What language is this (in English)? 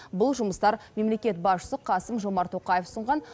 Kazakh